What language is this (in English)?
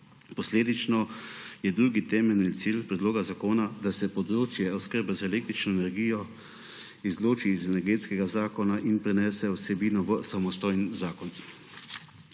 Slovenian